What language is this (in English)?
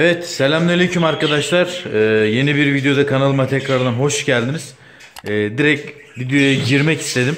Turkish